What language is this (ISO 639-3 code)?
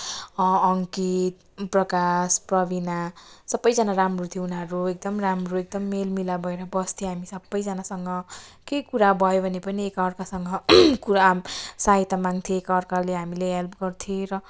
nep